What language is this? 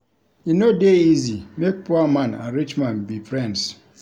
Nigerian Pidgin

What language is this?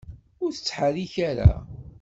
Kabyle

